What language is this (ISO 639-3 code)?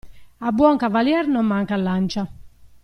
ita